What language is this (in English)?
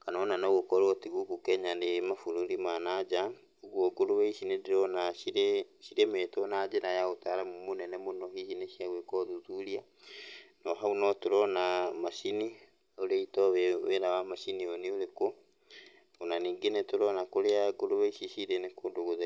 Kikuyu